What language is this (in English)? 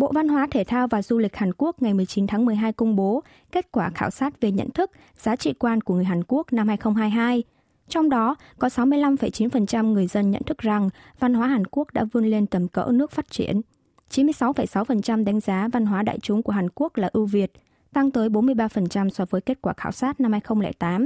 Vietnamese